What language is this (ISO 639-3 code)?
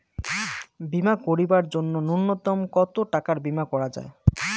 ben